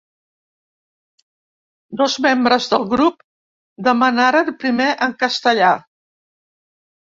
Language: Catalan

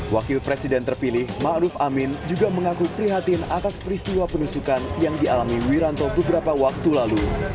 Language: Indonesian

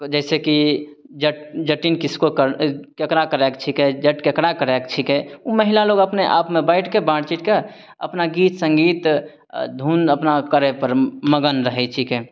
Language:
Maithili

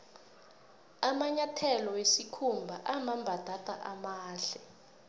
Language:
South Ndebele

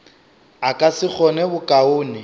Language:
Northern Sotho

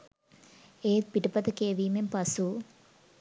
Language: Sinhala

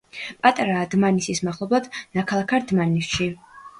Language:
Georgian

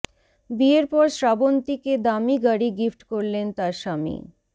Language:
Bangla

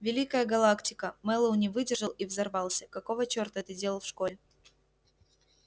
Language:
Russian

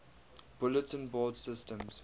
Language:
English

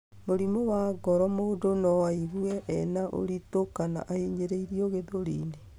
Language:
Kikuyu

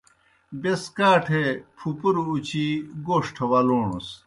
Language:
Kohistani Shina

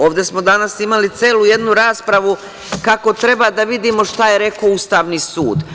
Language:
Serbian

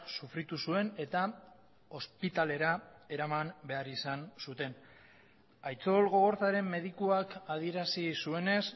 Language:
Basque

